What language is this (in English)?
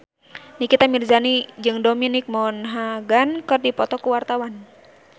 Sundanese